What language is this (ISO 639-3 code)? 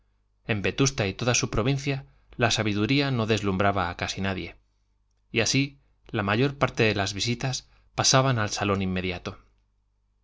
spa